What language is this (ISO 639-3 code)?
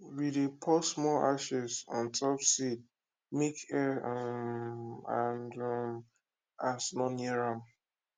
pcm